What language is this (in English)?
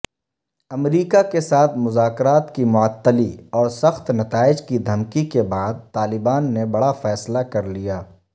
Urdu